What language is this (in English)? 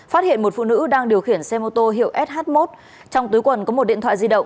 Vietnamese